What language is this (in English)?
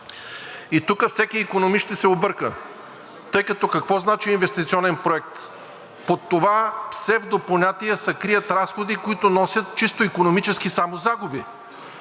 Bulgarian